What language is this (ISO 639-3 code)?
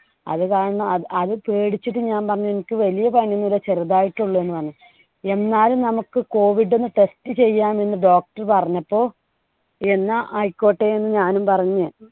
mal